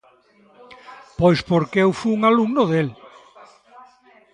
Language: Galician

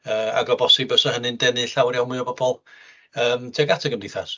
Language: Welsh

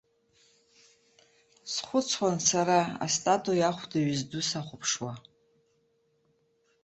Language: Abkhazian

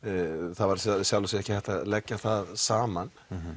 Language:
Icelandic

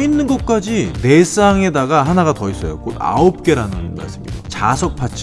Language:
Korean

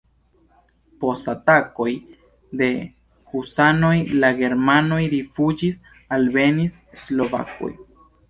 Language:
Esperanto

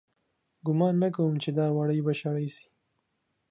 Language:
Pashto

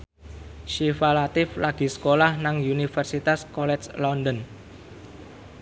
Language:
Javanese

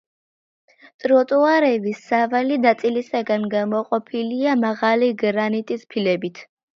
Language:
Georgian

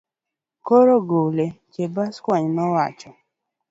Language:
Luo (Kenya and Tanzania)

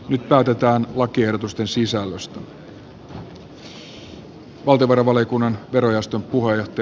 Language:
Finnish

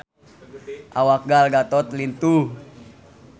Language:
Sundanese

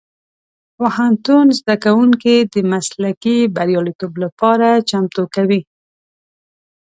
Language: Pashto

